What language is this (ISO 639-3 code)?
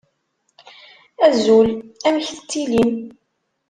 kab